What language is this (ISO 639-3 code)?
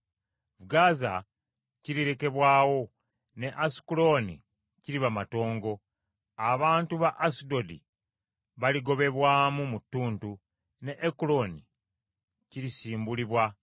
lug